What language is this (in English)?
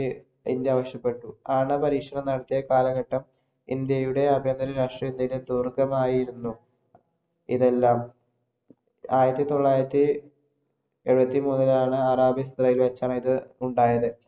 Malayalam